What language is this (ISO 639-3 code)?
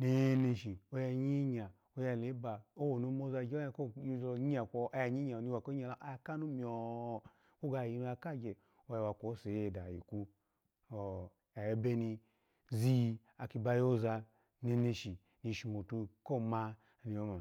ala